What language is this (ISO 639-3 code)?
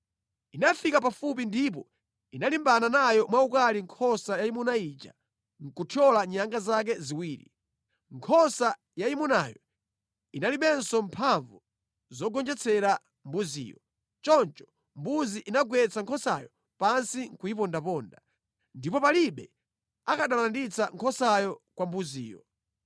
nya